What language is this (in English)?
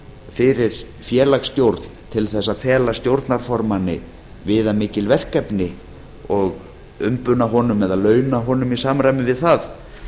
Icelandic